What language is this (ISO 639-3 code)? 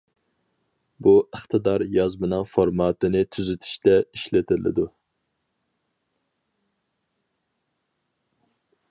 uig